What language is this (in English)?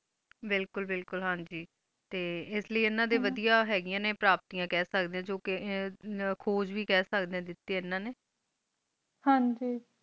Punjabi